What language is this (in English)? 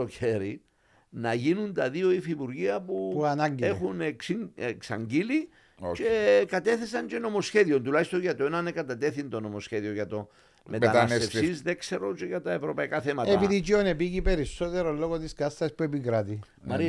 Greek